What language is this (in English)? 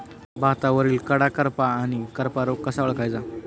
Marathi